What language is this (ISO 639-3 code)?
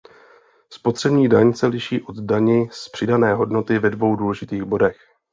ces